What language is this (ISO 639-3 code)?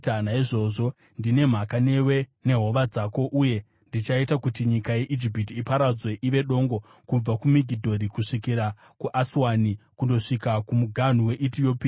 sna